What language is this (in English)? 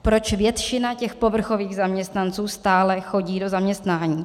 Czech